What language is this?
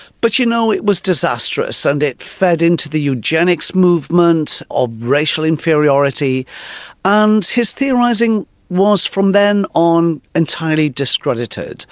English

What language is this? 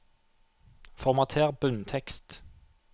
Norwegian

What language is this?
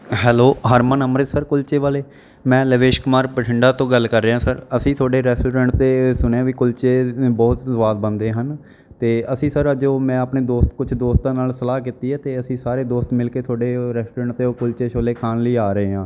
Punjabi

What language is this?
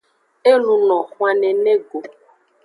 Aja (Benin)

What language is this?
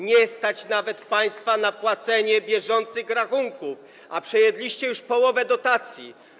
Polish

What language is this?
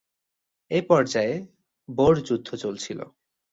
Bangla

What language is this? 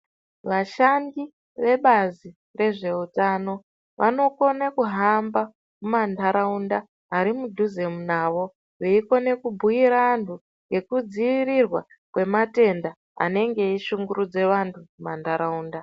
Ndau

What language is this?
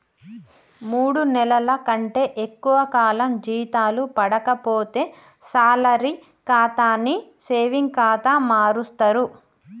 Telugu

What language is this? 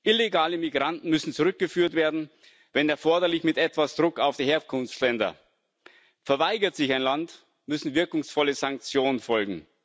German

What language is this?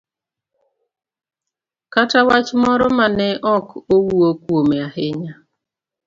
Luo (Kenya and Tanzania)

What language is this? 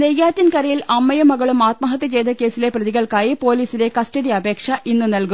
Malayalam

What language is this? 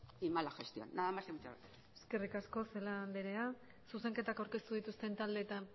Basque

